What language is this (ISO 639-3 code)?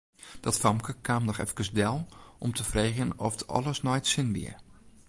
fry